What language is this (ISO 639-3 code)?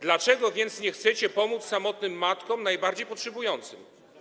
pol